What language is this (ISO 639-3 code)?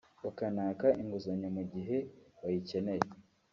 kin